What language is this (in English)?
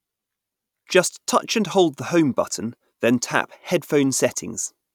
English